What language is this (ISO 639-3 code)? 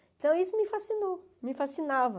por